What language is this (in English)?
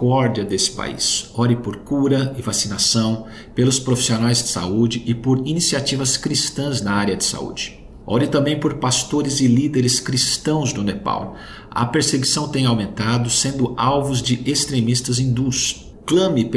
Portuguese